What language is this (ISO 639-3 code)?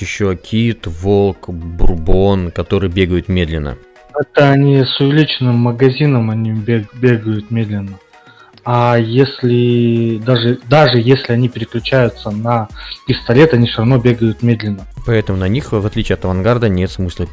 rus